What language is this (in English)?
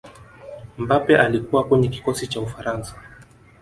Swahili